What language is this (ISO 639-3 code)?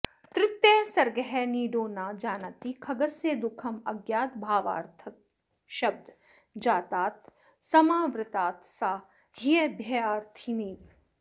san